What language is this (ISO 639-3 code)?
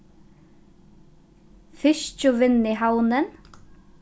fao